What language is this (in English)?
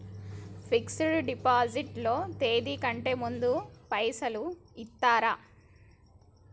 Telugu